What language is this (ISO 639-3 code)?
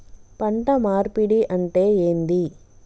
tel